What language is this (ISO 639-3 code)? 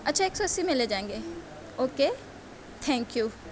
urd